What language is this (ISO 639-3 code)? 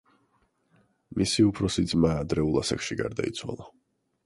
kat